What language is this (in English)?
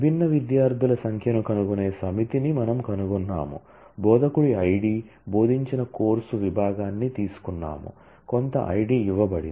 Telugu